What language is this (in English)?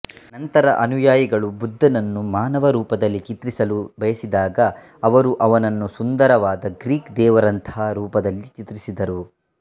Kannada